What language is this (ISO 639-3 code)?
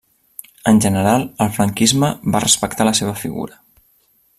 cat